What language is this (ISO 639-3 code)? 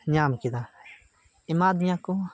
sat